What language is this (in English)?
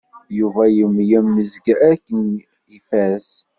Kabyle